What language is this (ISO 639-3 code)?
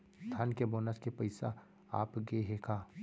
hne